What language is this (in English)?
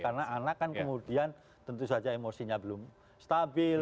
Indonesian